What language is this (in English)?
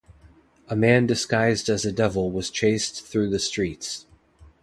English